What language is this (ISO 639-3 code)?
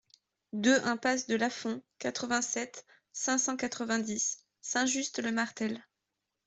fra